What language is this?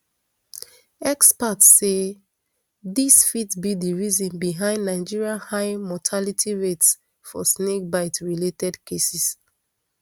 Nigerian Pidgin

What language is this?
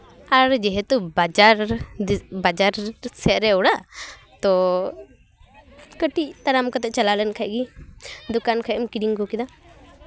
Santali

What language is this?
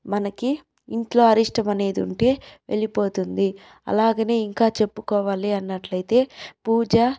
Telugu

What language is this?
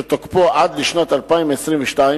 Hebrew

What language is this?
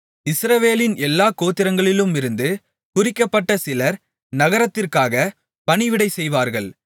Tamil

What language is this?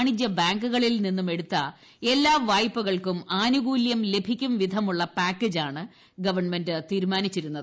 Malayalam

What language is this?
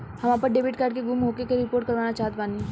Bhojpuri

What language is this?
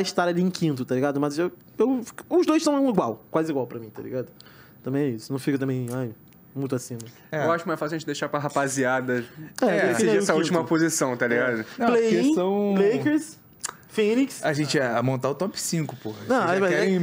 Portuguese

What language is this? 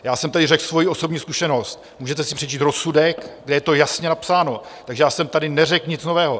Czech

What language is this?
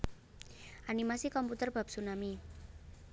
Javanese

